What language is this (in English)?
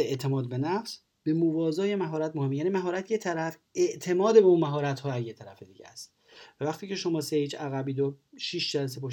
Persian